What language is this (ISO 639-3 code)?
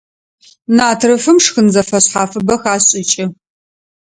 ady